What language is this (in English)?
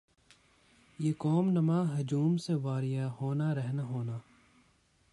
Urdu